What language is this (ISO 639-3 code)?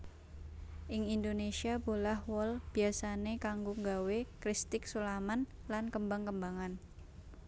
jav